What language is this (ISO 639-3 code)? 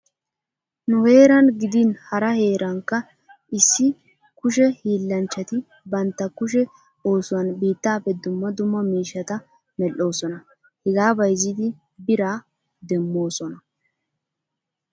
wal